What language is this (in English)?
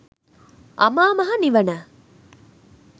Sinhala